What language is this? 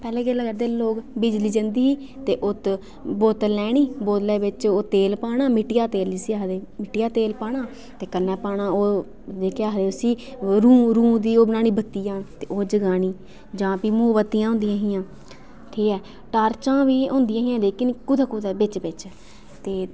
Dogri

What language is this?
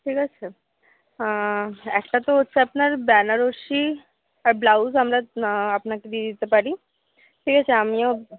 Bangla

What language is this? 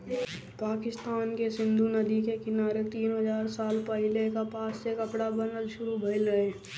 Bhojpuri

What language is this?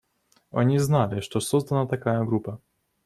Russian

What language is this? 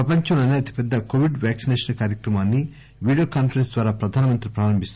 Telugu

